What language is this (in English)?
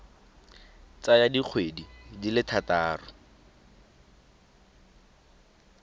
Tswana